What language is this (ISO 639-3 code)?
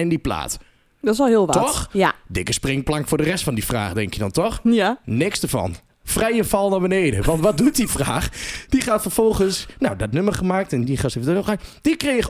nld